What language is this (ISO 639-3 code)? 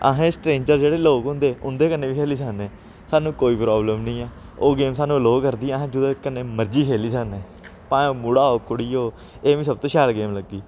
doi